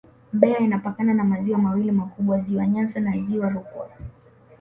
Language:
Swahili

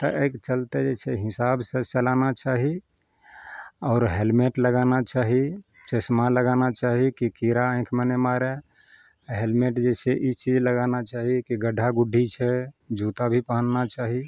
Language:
Maithili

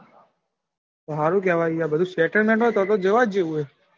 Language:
Gujarati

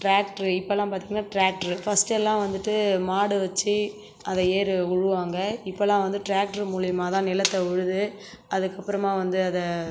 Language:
Tamil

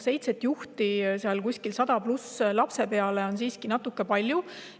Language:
Estonian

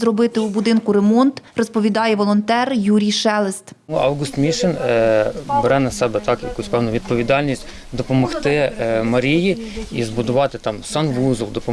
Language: Ukrainian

